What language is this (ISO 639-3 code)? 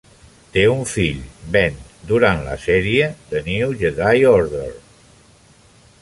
cat